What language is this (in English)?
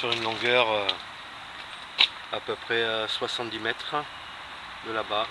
French